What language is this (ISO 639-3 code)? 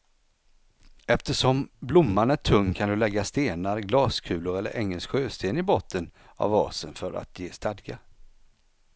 swe